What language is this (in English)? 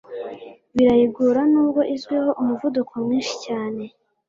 Kinyarwanda